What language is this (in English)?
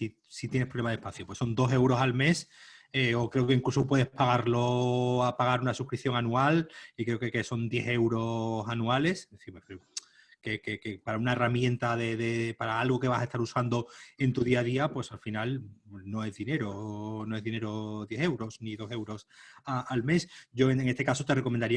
Spanish